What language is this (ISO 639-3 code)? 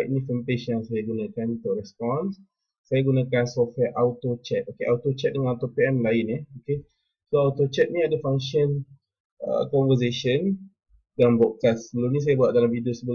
msa